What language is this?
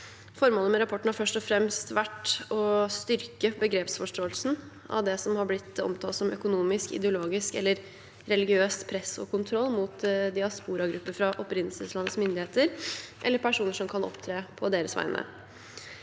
Norwegian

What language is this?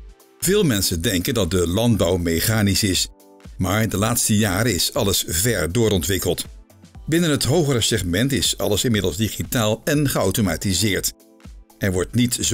Dutch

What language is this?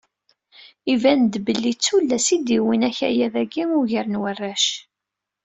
Kabyle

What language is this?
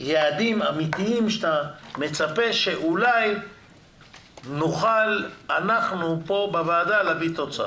Hebrew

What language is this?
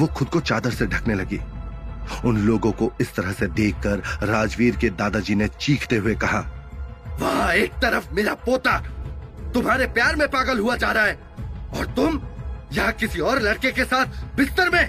Hindi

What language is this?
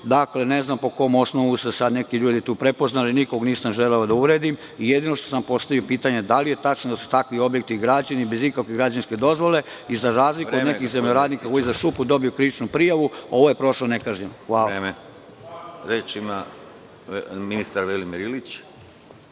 Serbian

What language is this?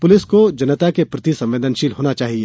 Hindi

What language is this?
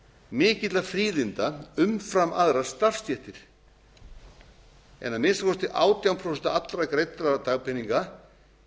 Icelandic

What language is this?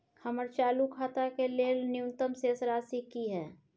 Maithili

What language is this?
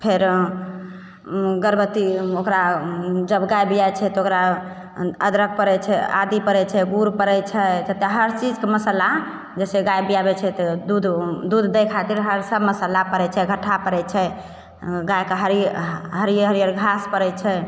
Maithili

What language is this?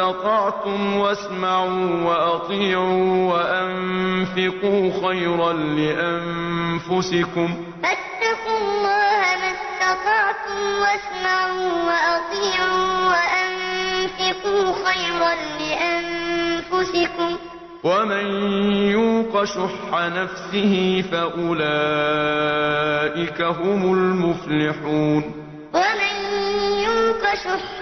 Arabic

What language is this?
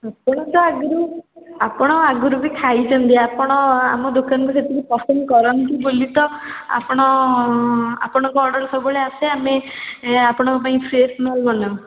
Odia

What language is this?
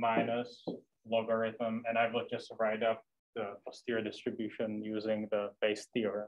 English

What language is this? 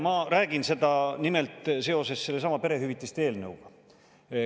Estonian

